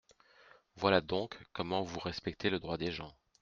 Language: French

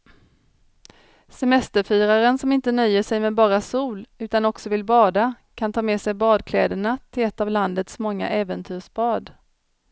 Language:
Swedish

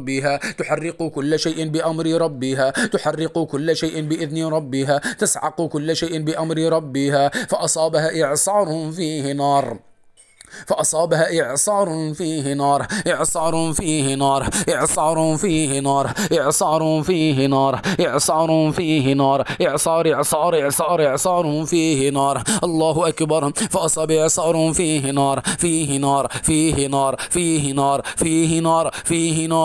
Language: Arabic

